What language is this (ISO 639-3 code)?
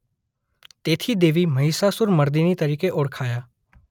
guj